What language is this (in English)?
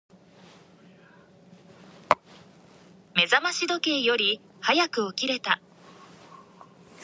Japanese